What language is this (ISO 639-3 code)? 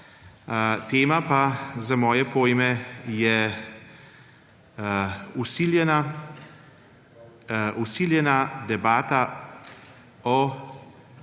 slv